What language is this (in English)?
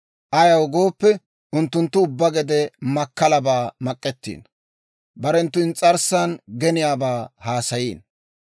Dawro